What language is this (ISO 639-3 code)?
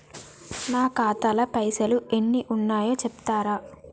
tel